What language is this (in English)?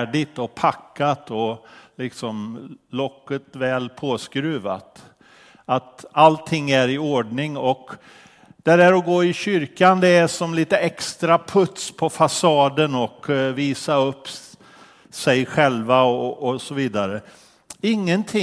Swedish